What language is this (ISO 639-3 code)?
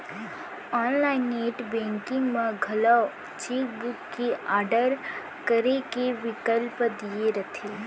hne